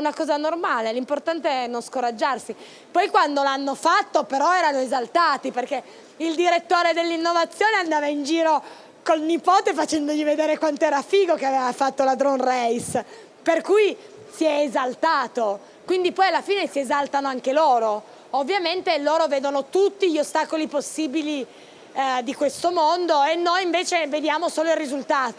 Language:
Italian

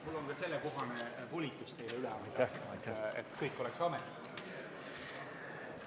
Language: Estonian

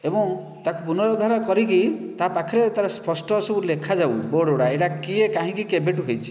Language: Odia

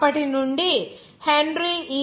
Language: Telugu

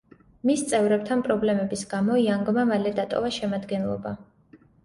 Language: Georgian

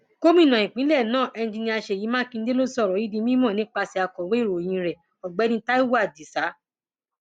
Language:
Yoruba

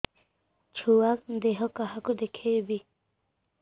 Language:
Odia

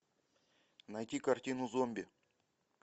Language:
Russian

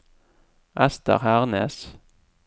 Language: Norwegian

